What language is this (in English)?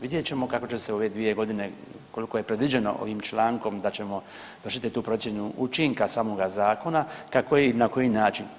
Croatian